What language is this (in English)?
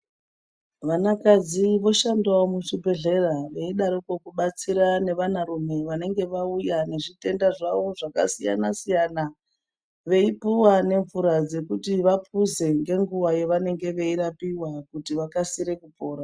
Ndau